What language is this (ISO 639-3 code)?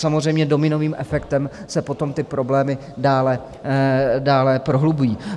ces